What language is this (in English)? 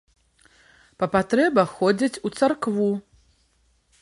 Belarusian